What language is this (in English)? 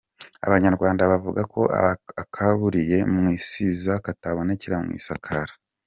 Kinyarwanda